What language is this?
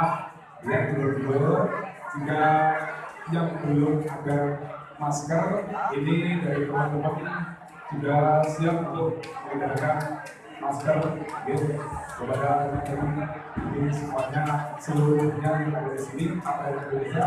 Indonesian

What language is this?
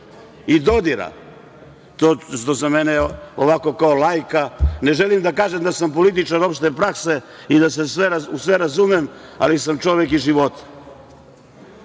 Serbian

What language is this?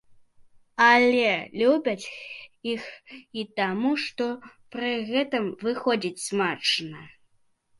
Belarusian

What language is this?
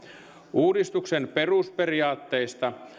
Finnish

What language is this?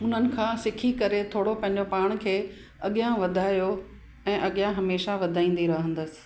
Sindhi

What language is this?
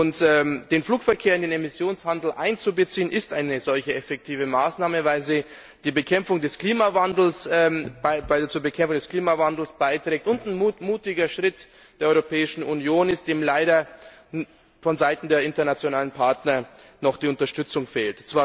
German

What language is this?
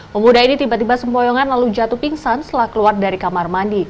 Indonesian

